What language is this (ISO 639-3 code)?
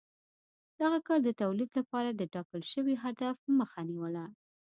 pus